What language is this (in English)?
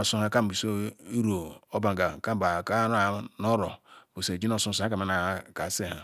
Ikwere